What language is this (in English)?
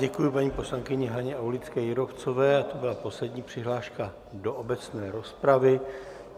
Czech